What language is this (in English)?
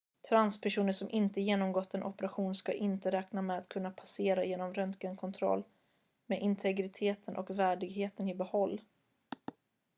Swedish